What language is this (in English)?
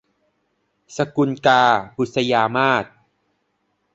Thai